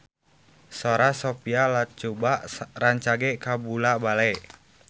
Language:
Sundanese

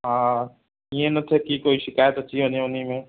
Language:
Sindhi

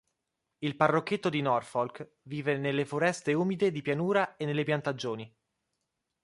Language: Italian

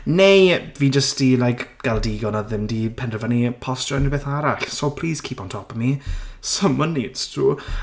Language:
Welsh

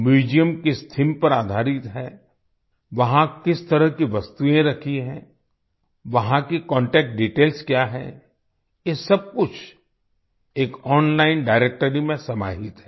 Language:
Hindi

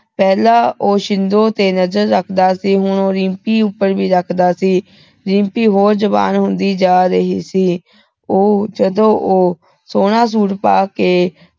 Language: Punjabi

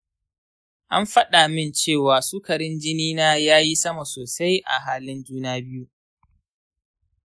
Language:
Hausa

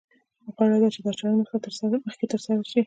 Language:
Pashto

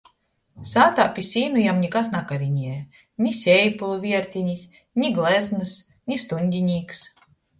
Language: Latgalian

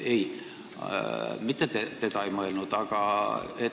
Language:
Estonian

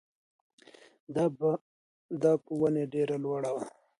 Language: Pashto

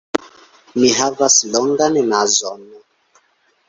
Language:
Esperanto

